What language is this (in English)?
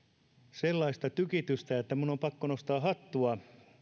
Finnish